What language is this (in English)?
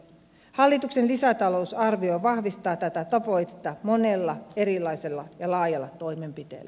Finnish